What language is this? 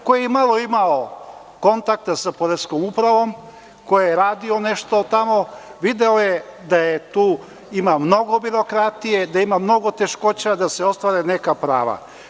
Serbian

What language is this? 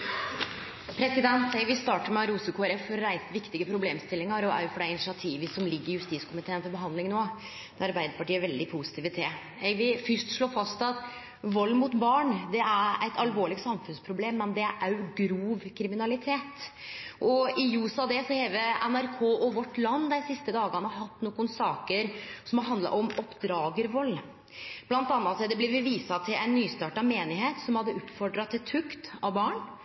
Norwegian Nynorsk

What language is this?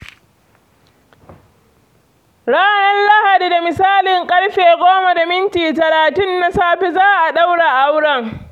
Hausa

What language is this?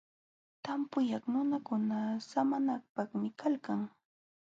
Jauja Wanca Quechua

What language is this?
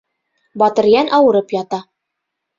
Bashkir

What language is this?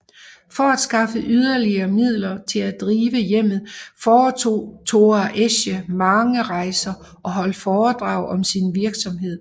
Danish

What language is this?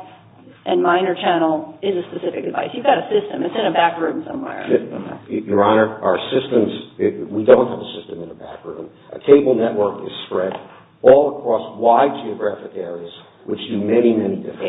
English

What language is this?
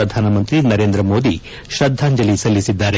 Kannada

